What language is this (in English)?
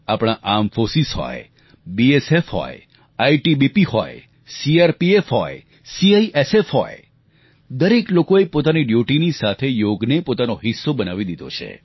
Gujarati